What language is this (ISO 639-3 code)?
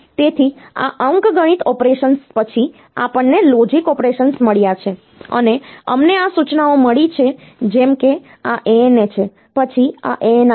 guj